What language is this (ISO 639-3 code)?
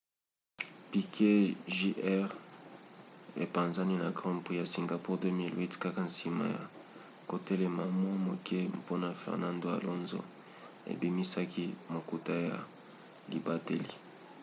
lin